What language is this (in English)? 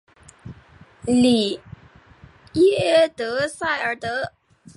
Chinese